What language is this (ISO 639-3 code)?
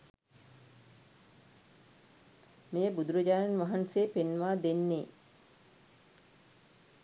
sin